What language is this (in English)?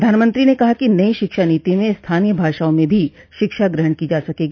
Hindi